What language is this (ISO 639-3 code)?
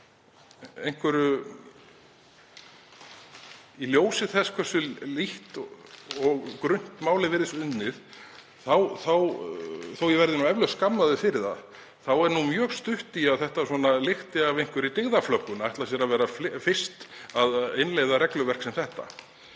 isl